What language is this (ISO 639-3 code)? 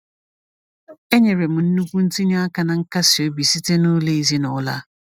ibo